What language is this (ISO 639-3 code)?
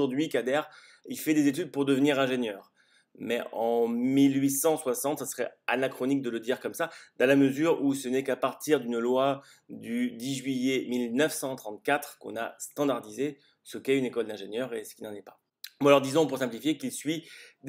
fra